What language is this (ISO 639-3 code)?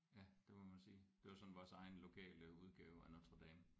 dan